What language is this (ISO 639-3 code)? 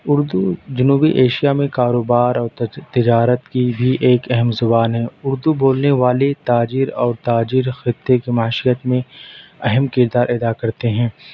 urd